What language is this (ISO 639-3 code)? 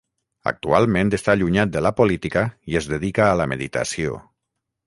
cat